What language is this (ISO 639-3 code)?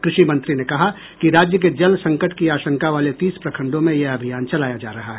hin